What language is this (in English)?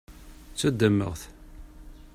Kabyle